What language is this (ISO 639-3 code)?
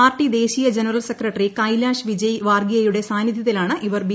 mal